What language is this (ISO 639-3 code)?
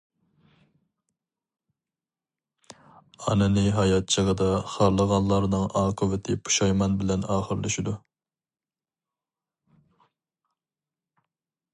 uig